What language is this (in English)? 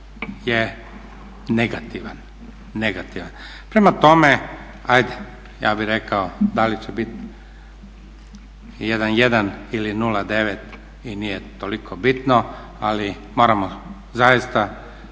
Croatian